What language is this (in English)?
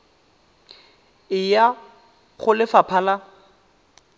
Tswana